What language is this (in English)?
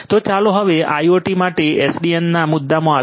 Gujarati